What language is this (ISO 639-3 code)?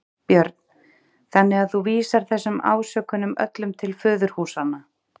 isl